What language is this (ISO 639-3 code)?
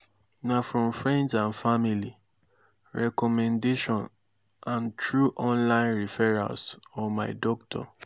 pcm